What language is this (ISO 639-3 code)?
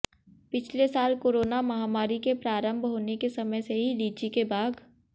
hin